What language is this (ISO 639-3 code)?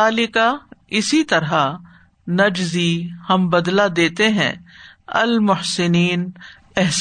urd